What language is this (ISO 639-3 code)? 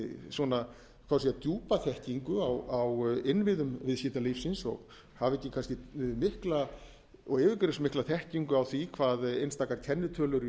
isl